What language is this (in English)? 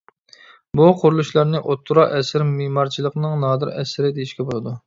Uyghur